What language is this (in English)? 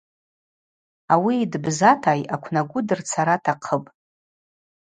Abaza